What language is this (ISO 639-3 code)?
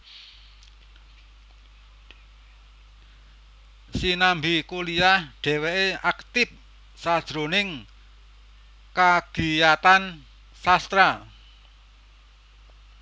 jav